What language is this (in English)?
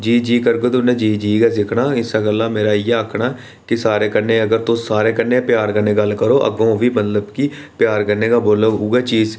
Dogri